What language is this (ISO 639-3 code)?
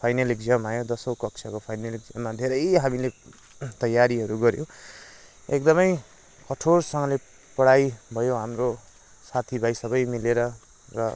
nep